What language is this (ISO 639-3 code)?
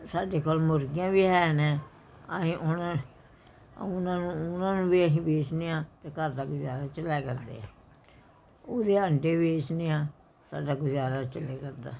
pan